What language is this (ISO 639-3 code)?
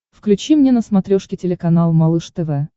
rus